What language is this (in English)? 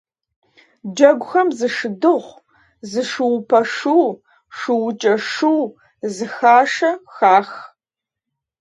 Kabardian